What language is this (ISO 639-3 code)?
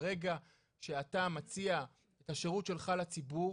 heb